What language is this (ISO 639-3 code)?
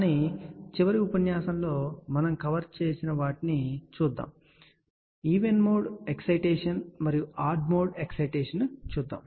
tel